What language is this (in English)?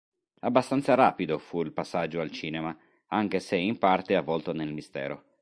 Italian